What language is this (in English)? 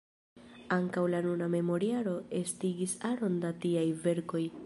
Esperanto